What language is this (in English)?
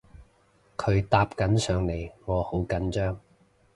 Cantonese